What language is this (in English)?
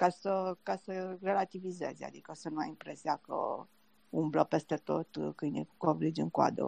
Romanian